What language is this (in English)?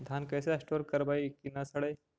Magahi